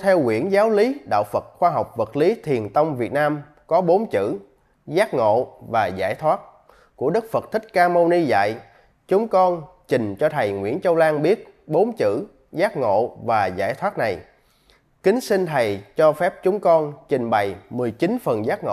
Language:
Vietnamese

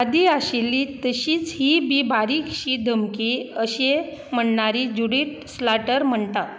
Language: Konkani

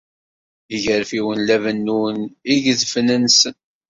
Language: Kabyle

